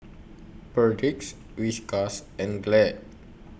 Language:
English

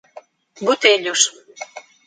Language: Portuguese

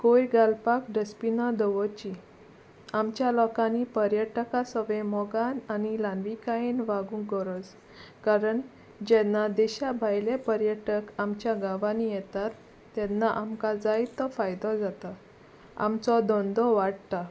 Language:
Konkani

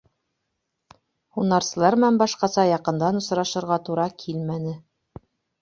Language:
Bashkir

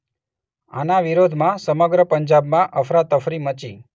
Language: Gujarati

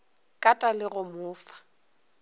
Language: Northern Sotho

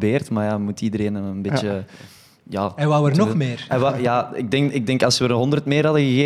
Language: Dutch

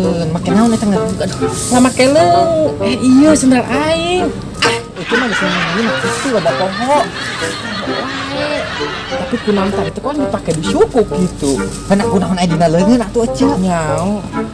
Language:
Indonesian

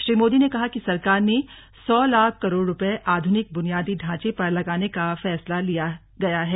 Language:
Hindi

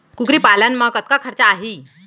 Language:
Chhattisgarhi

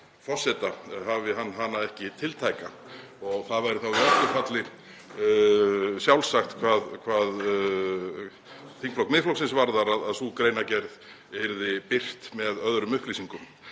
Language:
Icelandic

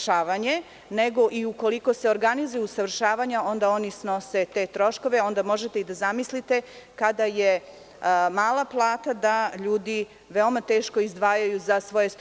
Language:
Serbian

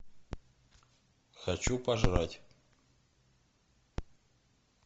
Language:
Russian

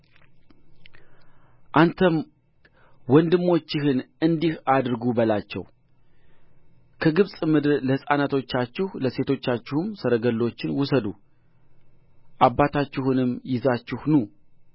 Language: Amharic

